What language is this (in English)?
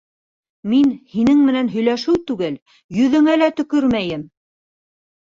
Bashkir